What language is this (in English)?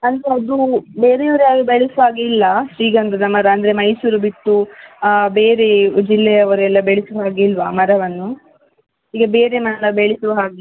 Kannada